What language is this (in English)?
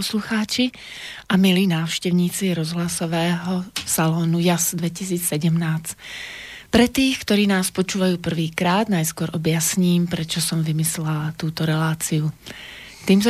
Slovak